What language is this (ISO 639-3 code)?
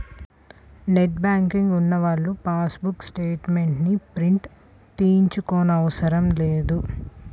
tel